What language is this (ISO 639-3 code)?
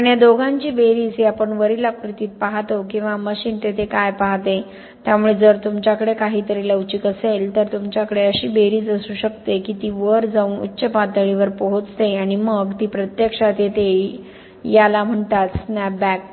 mar